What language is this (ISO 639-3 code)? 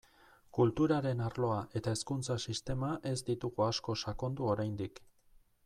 eus